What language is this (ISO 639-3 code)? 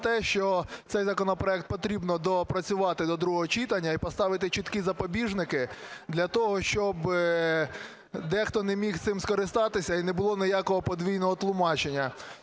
ukr